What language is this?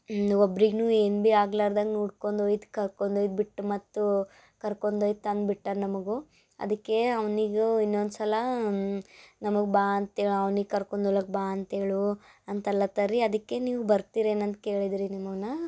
Kannada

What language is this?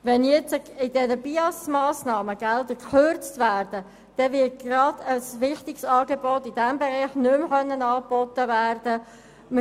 Swiss German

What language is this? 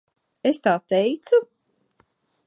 Latvian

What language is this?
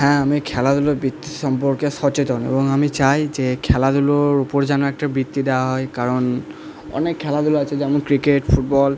Bangla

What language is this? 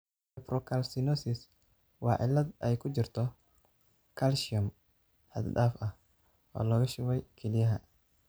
Somali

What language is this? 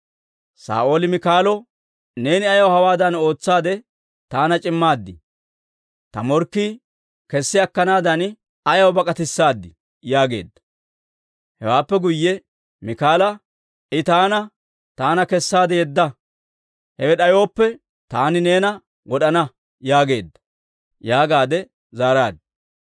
Dawro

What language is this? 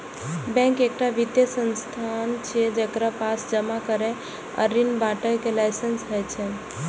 Maithili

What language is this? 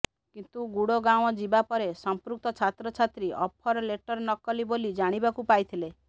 Odia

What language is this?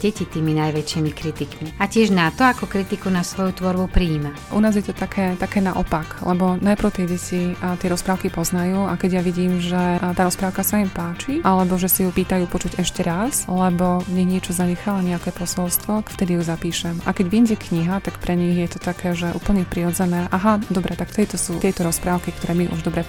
Slovak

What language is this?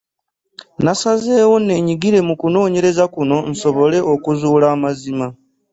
Ganda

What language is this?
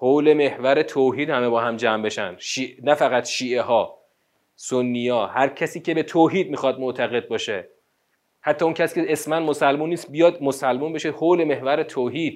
Persian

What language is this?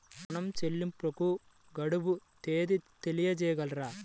Telugu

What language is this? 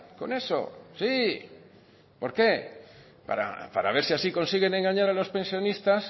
Spanish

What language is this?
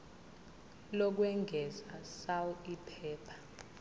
Zulu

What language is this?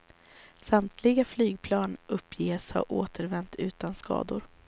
Swedish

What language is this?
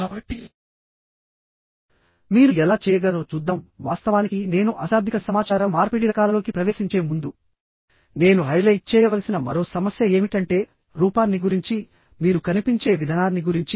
Telugu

